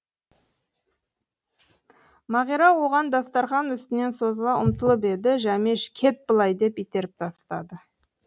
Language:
Kazakh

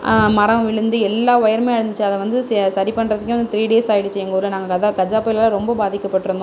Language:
Tamil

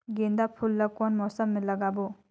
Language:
Chhattisgarhi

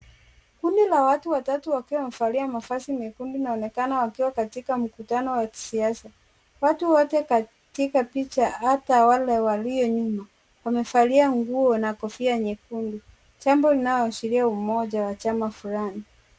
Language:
Swahili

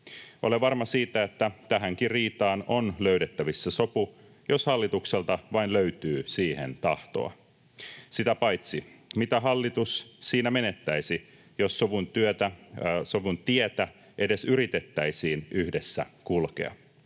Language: Finnish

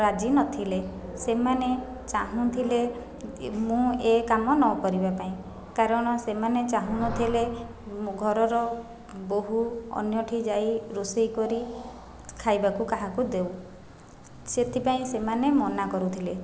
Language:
Odia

